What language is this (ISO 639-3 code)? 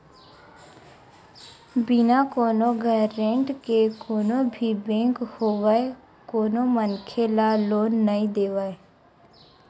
hne